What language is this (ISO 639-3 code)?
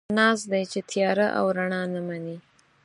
pus